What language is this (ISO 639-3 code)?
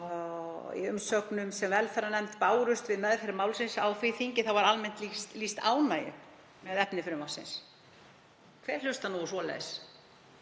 isl